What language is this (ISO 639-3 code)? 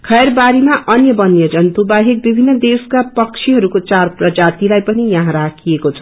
nep